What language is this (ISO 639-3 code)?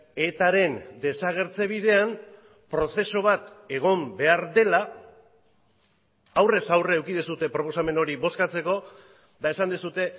eus